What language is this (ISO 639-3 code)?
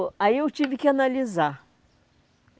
por